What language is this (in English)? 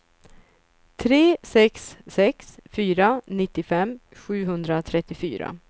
Swedish